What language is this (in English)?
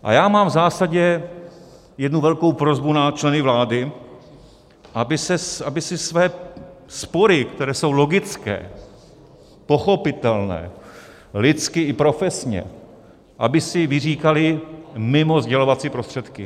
Czech